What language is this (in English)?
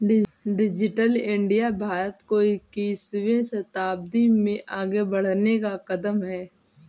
Hindi